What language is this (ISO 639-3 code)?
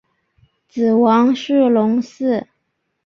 zho